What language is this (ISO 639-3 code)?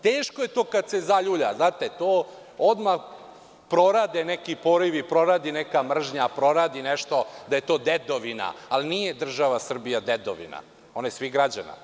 srp